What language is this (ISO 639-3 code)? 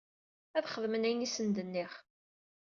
kab